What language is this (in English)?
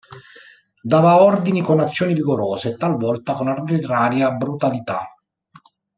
Italian